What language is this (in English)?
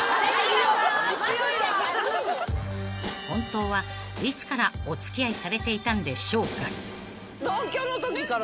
Japanese